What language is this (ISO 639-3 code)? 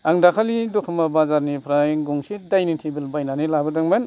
brx